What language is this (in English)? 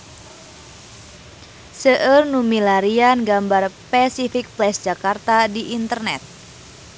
Sundanese